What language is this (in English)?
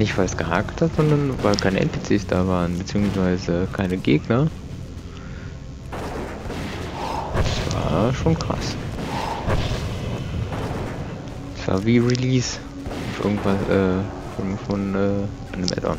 German